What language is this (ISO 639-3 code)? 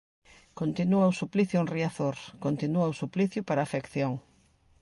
glg